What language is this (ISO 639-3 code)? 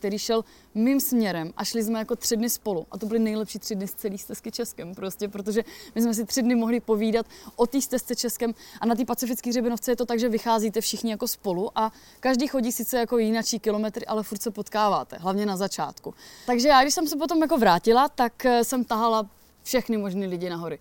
ces